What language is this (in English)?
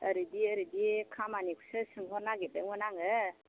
Bodo